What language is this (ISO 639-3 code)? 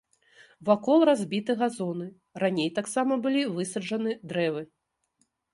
bel